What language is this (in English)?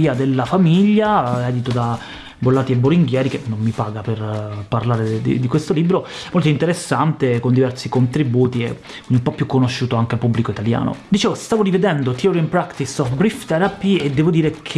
Italian